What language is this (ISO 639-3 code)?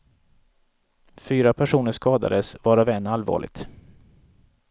swe